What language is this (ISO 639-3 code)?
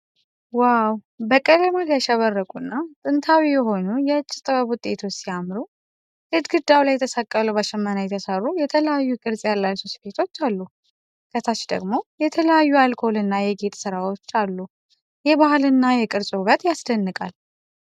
amh